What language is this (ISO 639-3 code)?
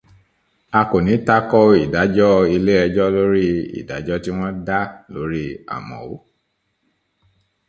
yor